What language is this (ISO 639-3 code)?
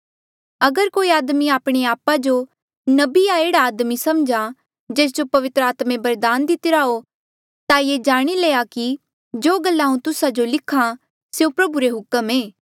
mjl